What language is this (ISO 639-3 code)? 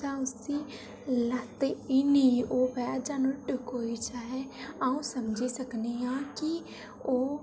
doi